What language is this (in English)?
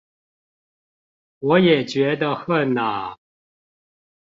Chinese